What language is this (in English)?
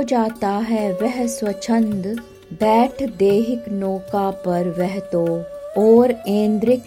Hindi